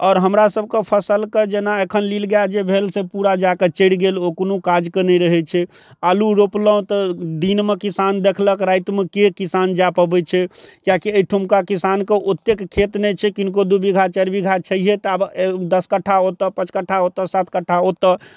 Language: Maithili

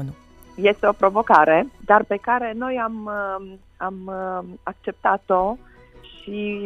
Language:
Romanian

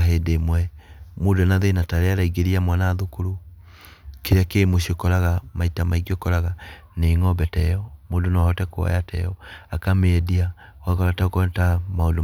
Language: Kikuyu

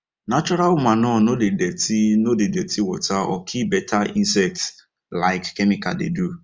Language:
Nigerian Pidgin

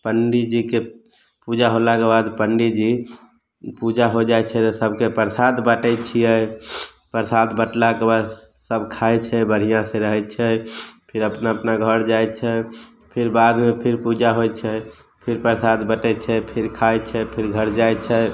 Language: Maithili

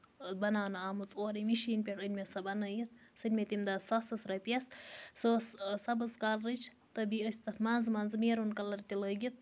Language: Kashmiri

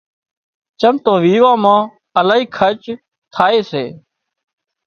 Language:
Wadiyara Koli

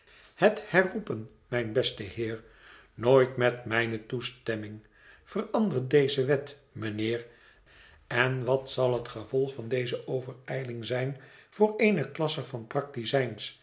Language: Dutch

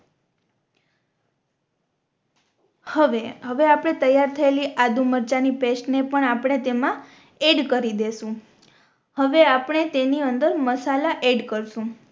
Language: Gujarati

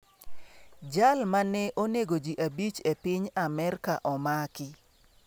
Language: Luo (Kenya and Tanzania)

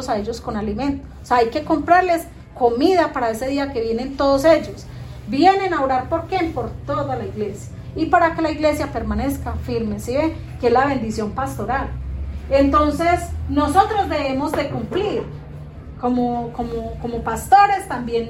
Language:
Spanish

